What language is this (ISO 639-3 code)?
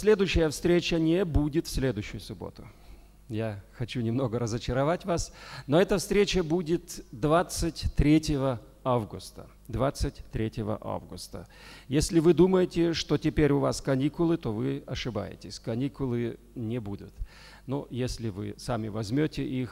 rus